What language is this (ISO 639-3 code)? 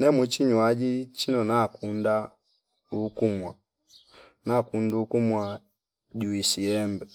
fip